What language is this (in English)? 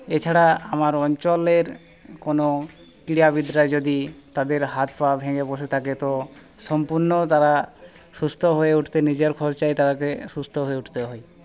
Bangla